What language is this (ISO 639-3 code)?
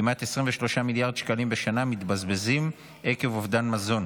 heb